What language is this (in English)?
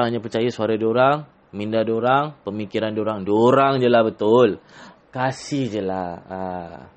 Malay